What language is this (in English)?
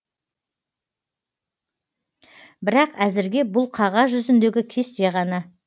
Kazakh